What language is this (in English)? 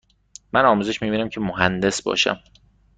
Persian